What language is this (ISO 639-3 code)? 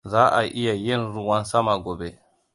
hau